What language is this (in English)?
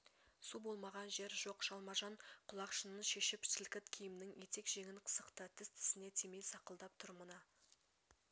Kazakh